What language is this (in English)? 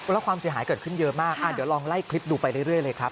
Thai